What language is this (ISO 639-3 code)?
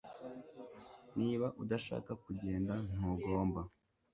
kin